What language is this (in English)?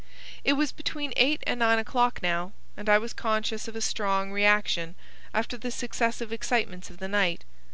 English